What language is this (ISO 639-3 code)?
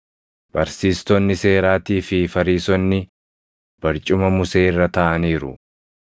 orm